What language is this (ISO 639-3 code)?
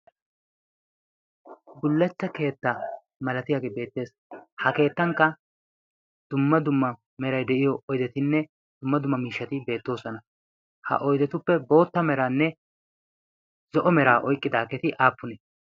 wal